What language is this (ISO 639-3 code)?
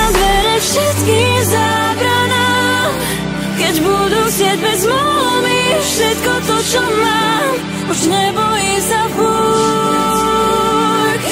pol